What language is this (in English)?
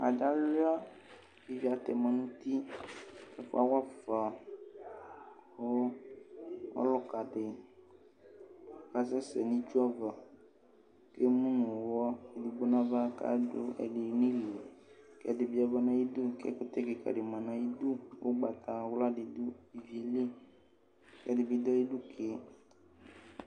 Ikposo